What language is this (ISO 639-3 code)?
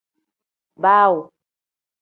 kdh